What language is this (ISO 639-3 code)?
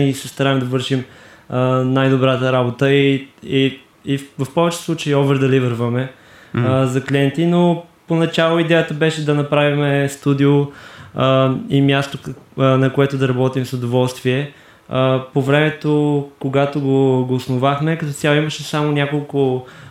bul